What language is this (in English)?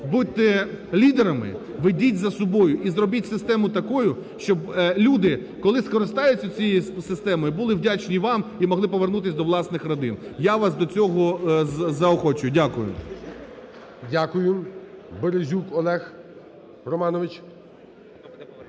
Ukrainian